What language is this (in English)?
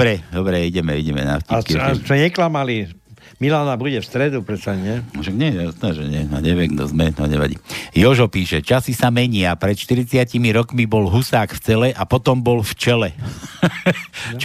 Slovak